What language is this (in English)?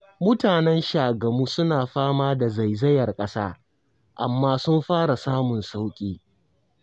Hausa